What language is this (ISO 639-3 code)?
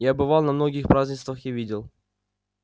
rus